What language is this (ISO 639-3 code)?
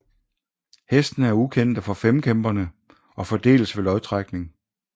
dan